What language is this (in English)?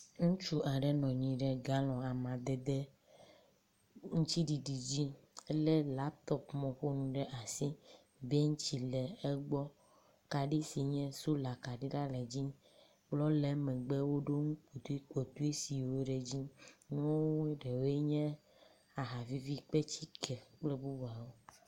Ewe